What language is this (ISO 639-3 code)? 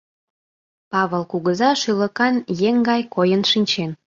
chm